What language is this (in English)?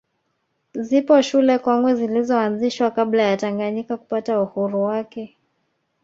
Swahili